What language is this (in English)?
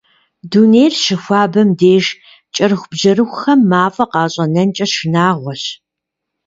Kabardian